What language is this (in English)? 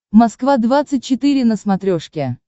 Russian